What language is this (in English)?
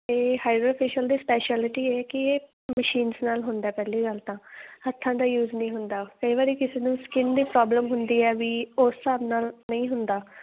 Punjabi